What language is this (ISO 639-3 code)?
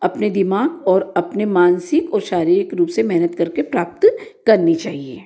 hin